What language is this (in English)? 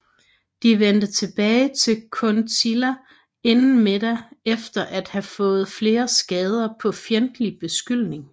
Danish